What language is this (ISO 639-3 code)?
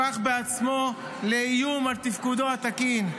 heb